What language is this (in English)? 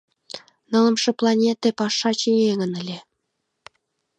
Mari